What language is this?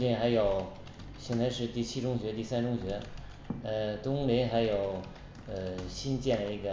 Chinese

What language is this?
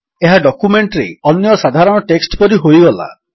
Odia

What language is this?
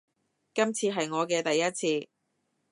Cantonese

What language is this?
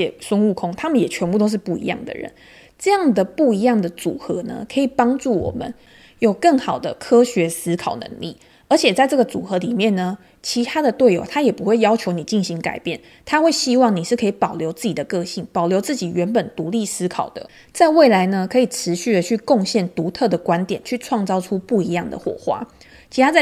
Chinese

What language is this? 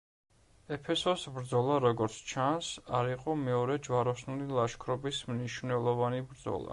Georgian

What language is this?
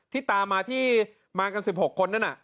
Thai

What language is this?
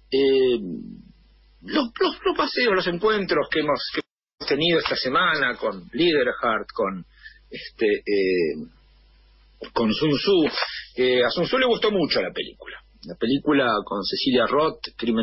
Spanish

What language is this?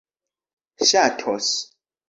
Esperanto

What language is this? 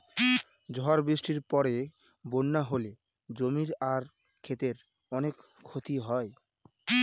Bangla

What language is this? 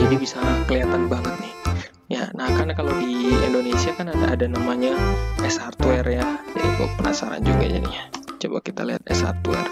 Indonesian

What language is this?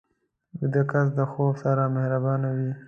Pashto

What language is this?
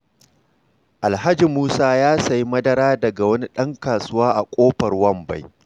Hausa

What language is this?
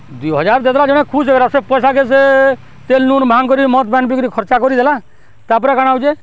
Odia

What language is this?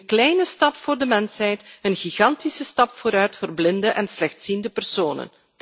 Dutch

